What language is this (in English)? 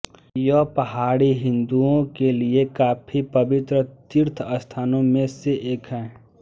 Hindi